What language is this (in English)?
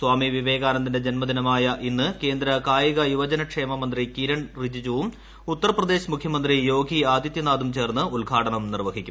Malayalam